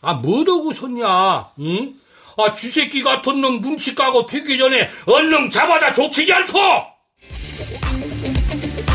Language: Korean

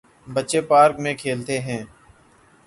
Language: Urdu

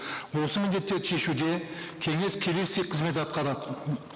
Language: Kazakh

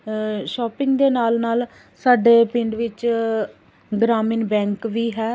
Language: Punjabi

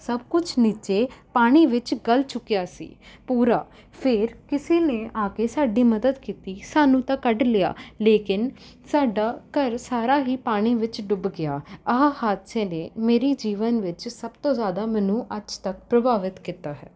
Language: Punjabi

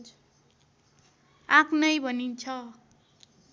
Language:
Nepali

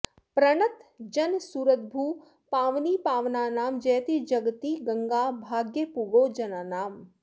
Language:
Sanskrit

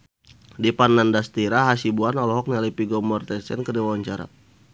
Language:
Sundanese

